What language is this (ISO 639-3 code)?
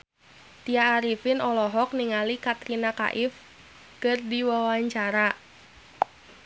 sun